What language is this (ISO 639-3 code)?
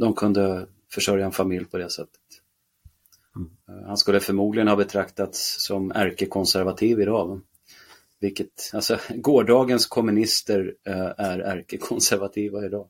swe